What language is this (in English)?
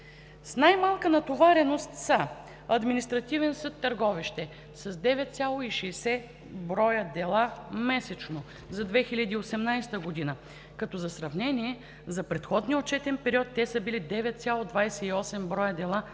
Bulgarian